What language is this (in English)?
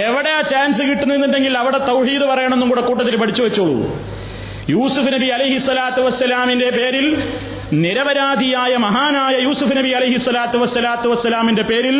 Malayalam